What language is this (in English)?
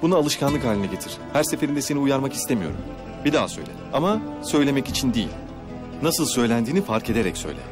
Turkish